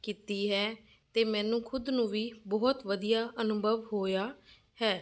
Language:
Punjabi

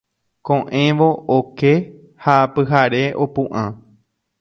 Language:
Guarani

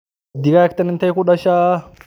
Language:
Somali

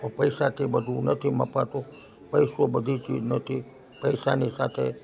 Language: Gujarati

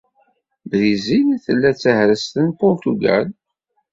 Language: Kabyle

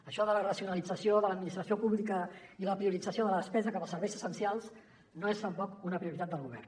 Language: Catalan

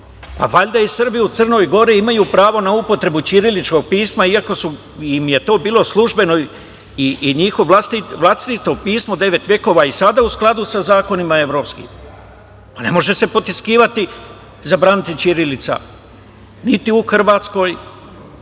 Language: Serbian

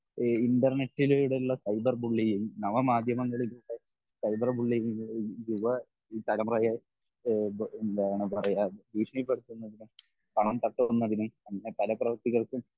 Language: Malayalam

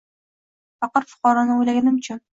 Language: Uzbek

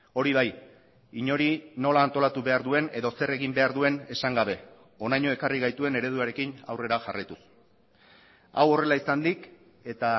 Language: Basque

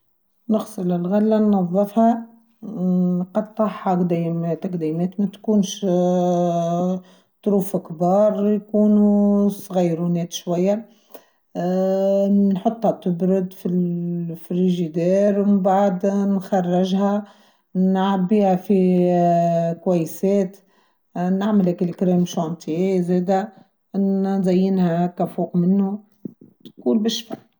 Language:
Tunisian Arabic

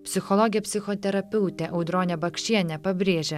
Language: Lithuanian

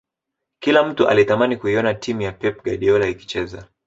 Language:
Swahili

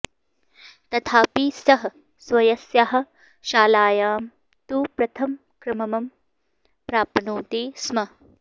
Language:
Sanskrit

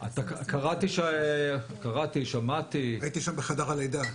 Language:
Hebrew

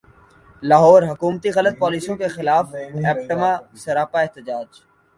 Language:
Urdu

